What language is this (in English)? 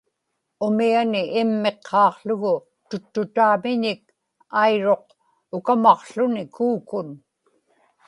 Inupiaq